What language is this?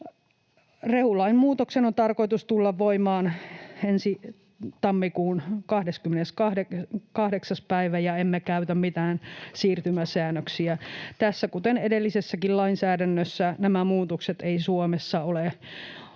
Finnish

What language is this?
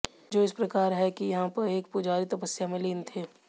Hindi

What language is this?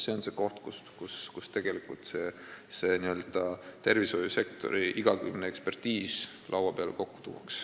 Estonian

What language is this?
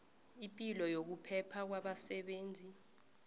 South Ndebele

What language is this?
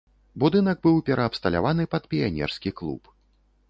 Belarusian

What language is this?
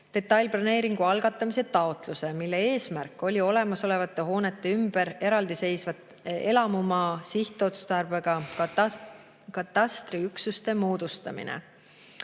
Estonian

